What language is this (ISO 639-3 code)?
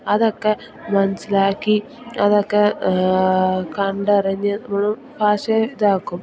mal